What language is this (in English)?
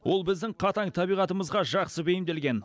Kazakh